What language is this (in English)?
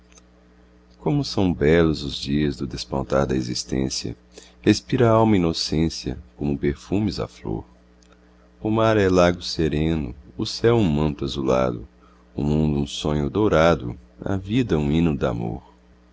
Portuguese